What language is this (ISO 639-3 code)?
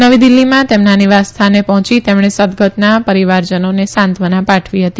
guj